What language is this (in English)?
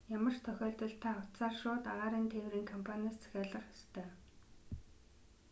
Mongolian